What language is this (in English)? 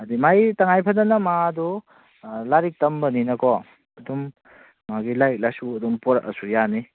Manipuri